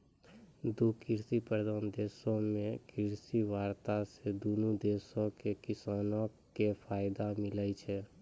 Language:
Maithili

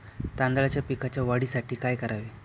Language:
Marathi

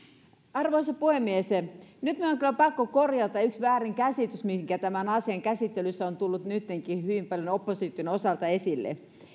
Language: Finnish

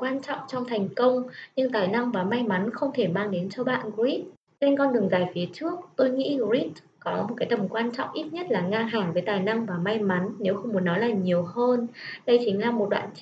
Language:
Vietnamese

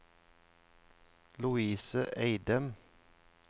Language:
Norwegian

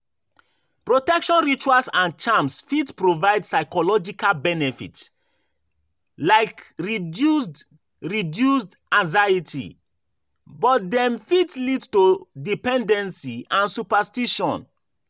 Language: Nigerian Pidgin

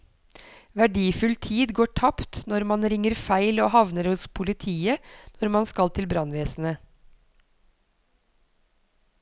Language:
Norwegian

